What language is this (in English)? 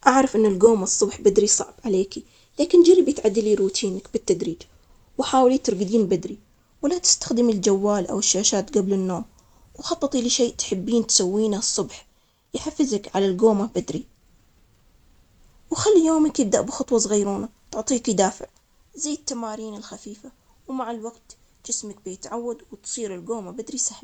Omani Arabic